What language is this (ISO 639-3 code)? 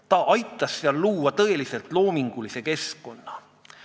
est